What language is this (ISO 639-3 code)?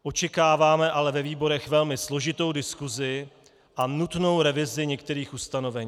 ces